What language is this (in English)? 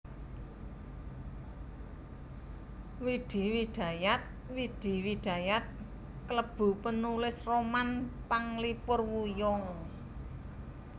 Javanese